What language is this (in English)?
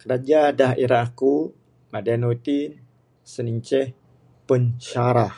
Bukar-Sadung Bidayuh